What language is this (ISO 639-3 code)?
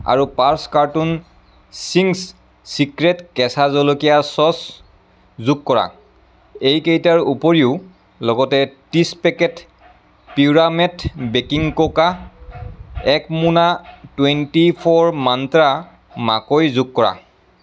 asm